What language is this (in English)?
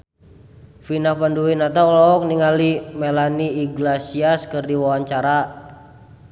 Sundanese